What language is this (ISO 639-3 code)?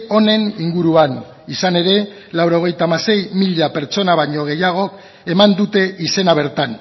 eus